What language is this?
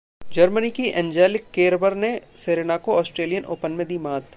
Hindi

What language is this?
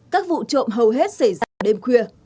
Vietnamese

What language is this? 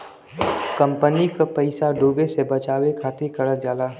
Bhojpuri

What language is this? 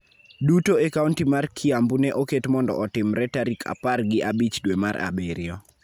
Luo (Kenya and Tanzania)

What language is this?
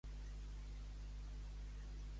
Catalan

